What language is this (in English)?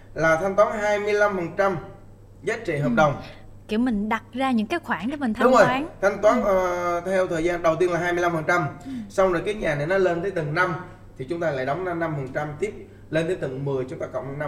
Vietnamese